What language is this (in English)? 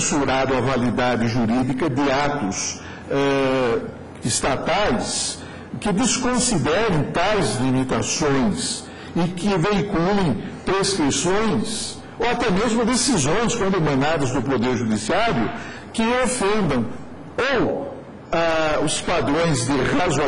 Portuguese